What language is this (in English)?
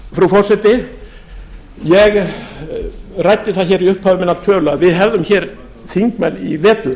Icelandic